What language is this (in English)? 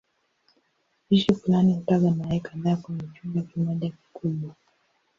Swahili